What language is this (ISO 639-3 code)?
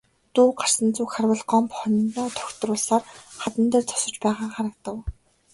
mon